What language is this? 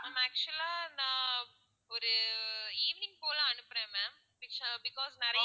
Tamil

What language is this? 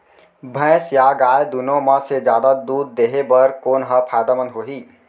Chhattisgarhi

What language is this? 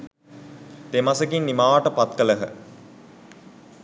Sinhala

